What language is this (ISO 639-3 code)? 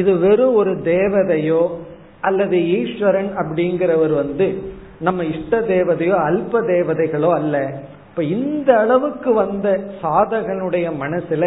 tam